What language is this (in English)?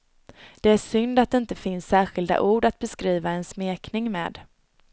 Swedish